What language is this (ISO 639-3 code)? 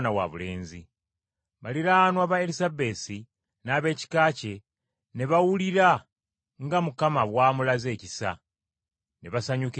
lug